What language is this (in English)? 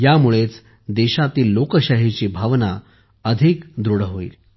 Marathi